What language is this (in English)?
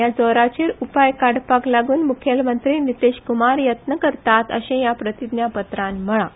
Konkani